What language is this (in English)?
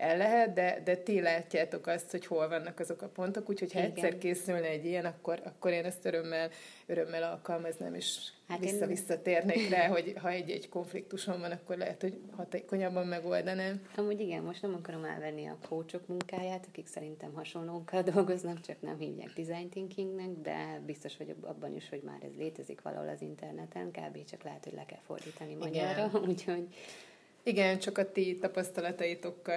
Hungarian